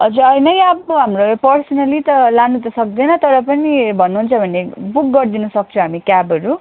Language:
Nepali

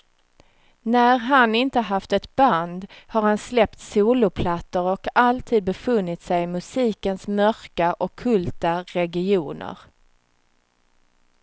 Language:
Swedish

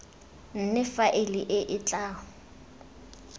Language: Tswana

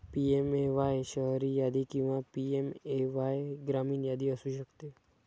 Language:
Marathi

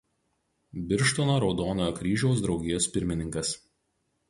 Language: Lithuanian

